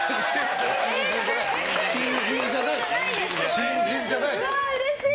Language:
Japanese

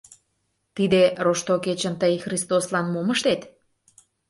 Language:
Mari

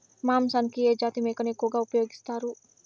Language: Telugu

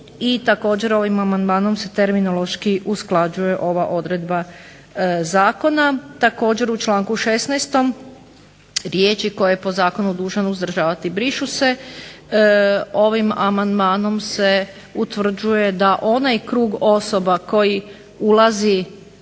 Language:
Croatian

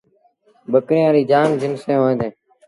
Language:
Sindhi Bhil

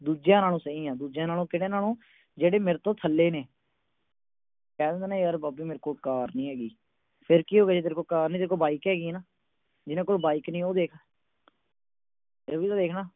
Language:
Punjabi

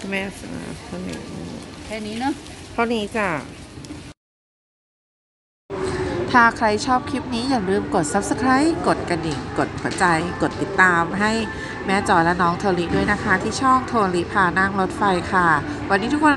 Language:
Thai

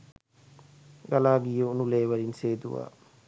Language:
Sinhala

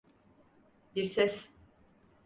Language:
Turkish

